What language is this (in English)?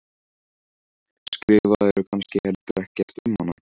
Icelandic